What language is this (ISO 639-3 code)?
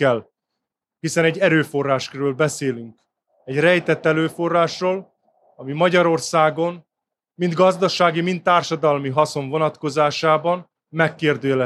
hun